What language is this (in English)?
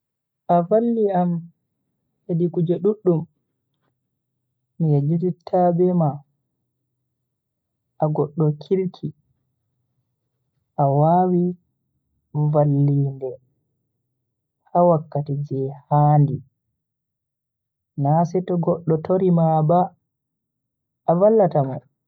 Bagirmi Fulfulde